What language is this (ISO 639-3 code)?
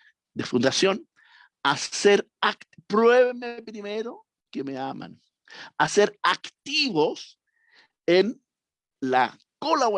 spa